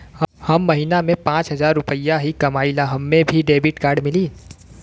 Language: Bhojpuri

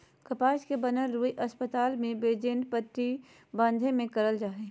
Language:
Magahi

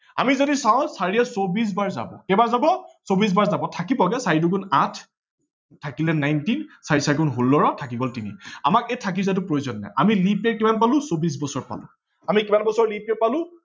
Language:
Assamese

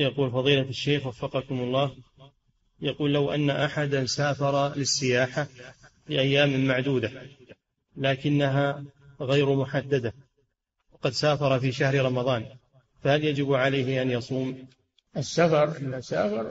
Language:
Arabic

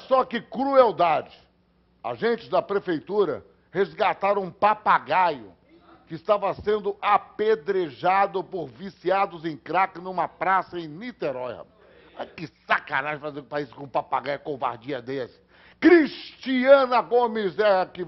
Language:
Portuguese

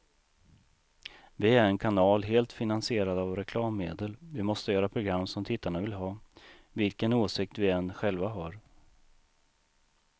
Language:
Swedish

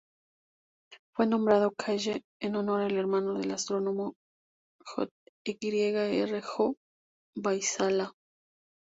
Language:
Spanish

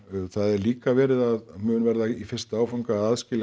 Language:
Icelandic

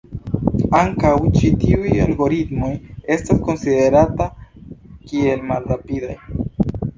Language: Esperanto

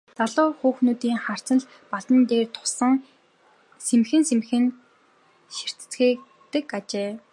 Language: Mongolian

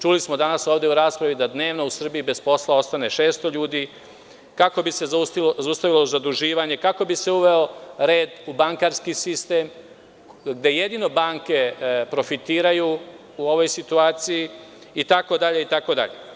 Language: Serbian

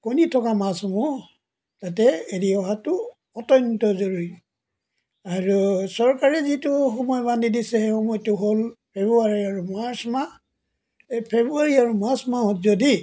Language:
Assamese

